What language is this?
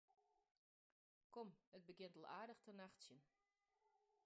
Western Frisian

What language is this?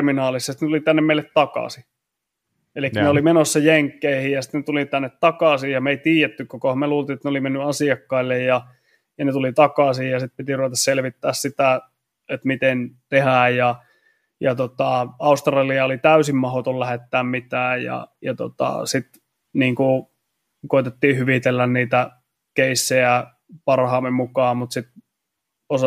Finnish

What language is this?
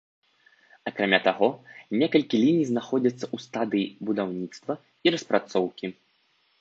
Belarusian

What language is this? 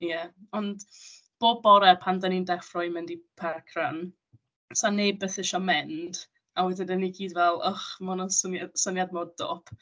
Welsh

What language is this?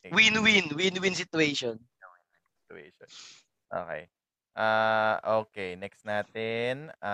Filipino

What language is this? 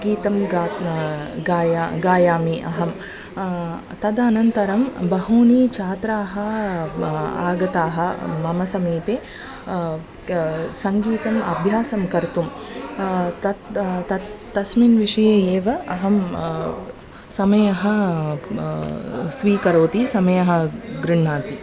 Sanskrit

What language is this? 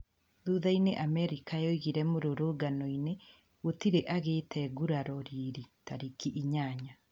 Kikuyu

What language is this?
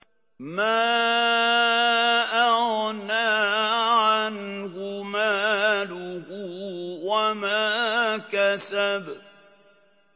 Arabic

